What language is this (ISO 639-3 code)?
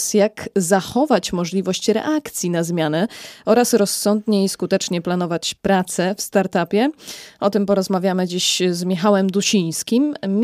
pol